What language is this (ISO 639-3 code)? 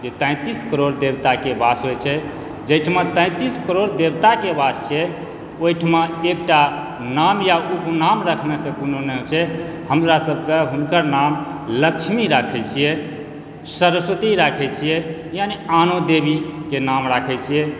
mai